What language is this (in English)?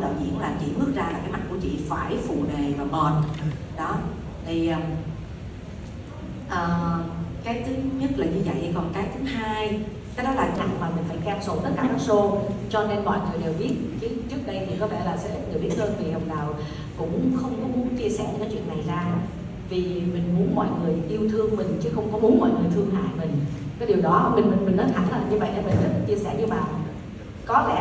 Vietnamese